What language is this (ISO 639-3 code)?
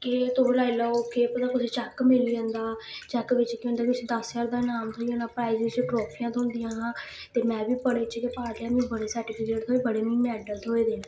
doi